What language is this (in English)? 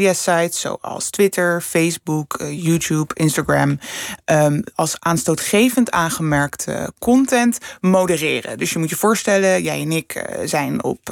Dutch